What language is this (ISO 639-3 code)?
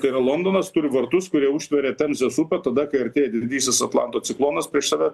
lit